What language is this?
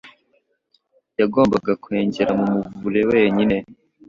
Kinyarwanda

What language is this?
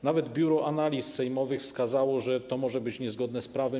Polish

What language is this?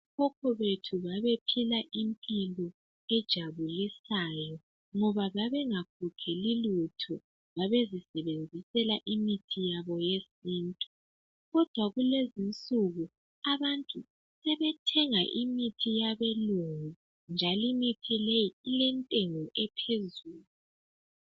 North Ndebele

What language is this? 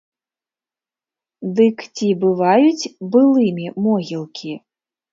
Belarusian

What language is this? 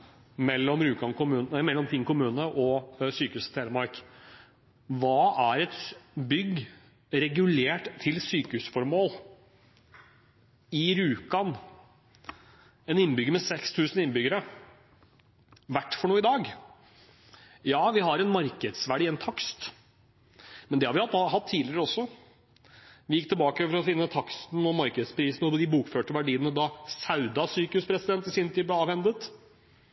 Norwegian Bokmål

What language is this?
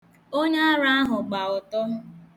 Igbo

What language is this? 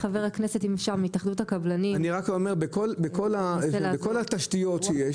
Hebrew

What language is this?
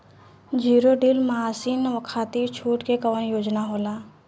Bhojpuri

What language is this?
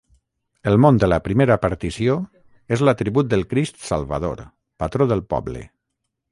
Catalan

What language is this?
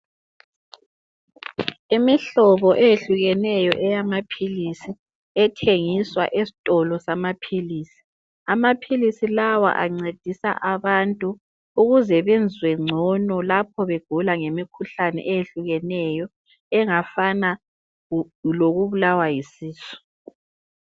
North Ndebele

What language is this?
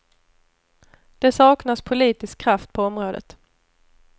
Swedish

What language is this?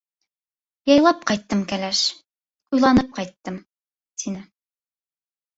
Bashkir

